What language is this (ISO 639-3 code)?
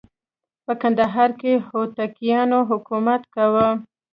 pus